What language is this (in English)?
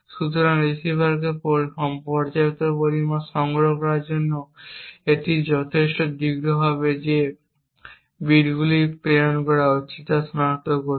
Bangla